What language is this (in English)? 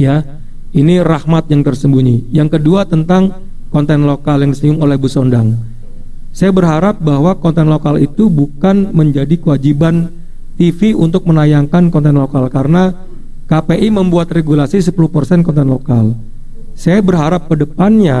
Indonesian